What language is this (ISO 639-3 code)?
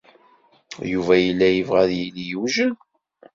kab